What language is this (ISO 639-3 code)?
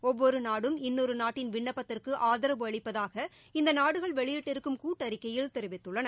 tam